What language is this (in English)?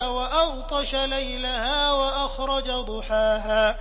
Arabic